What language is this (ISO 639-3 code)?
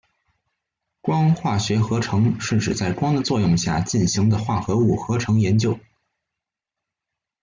zho